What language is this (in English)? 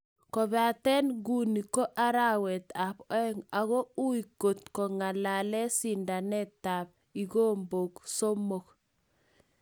Kalenjin